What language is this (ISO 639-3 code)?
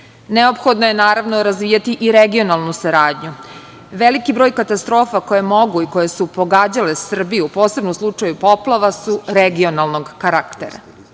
srp